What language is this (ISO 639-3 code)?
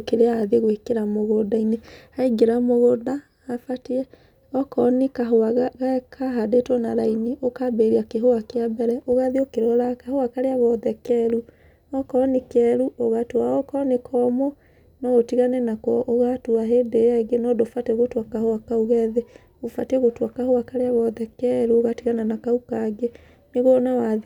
kik